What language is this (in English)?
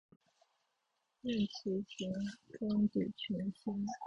Chinese